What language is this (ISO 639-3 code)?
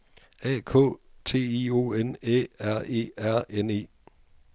dan